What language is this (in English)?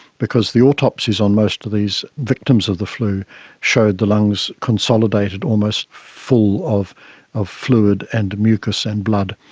English